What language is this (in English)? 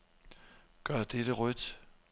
Danish